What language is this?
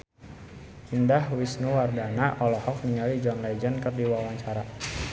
Sundanese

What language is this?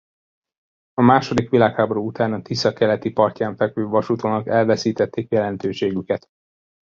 Hungarian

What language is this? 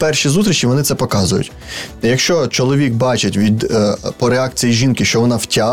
Ukrainian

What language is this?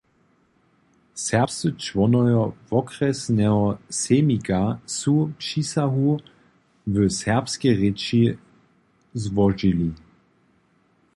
Upper Sorbian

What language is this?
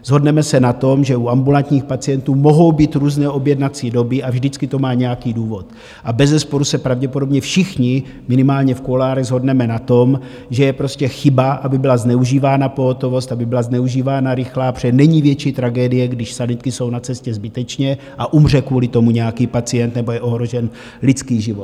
Czech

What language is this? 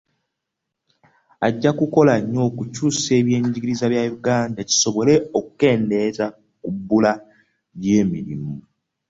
Ganda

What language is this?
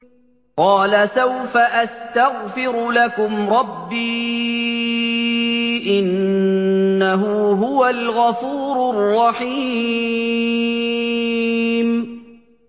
Arabic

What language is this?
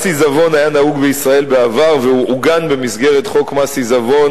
Hebrew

